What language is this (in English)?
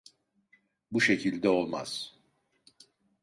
Turkish